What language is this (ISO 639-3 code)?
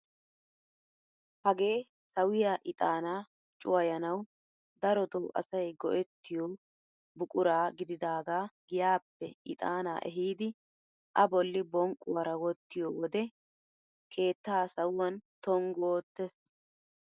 wal